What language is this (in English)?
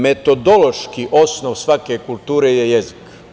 Serbian